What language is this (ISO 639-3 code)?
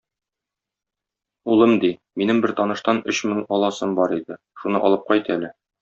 tat